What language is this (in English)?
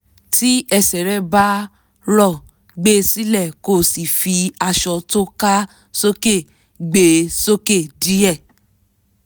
Yoruba